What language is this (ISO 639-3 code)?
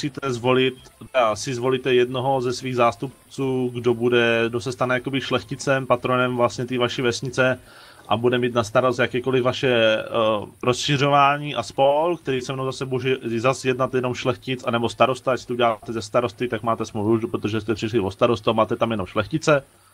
ces